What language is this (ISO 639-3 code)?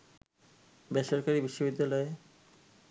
ben